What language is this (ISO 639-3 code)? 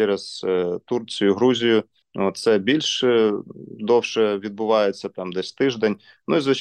ukr